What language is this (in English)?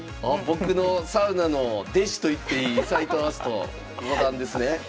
Japanese